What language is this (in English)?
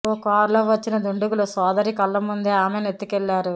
Telugu